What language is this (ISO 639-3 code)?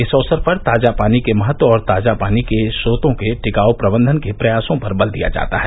hin